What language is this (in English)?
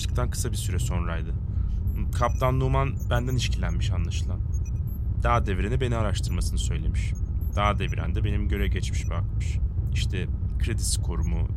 Turkish